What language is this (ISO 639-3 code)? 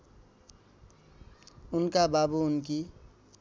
nep